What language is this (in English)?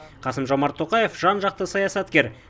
Kazakh